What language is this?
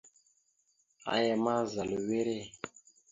Mada (Cameroon)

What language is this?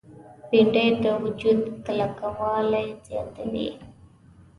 Pashto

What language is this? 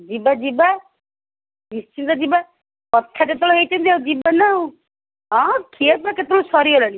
Odia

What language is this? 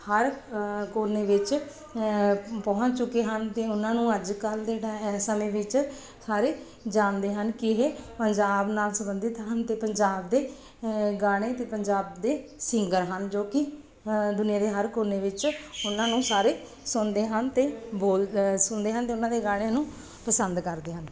Punjabi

